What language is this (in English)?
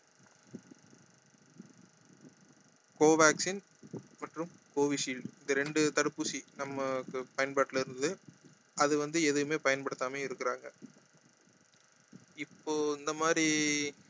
Tamil